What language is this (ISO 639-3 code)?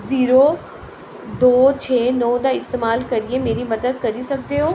doi